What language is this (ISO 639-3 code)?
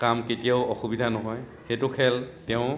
asm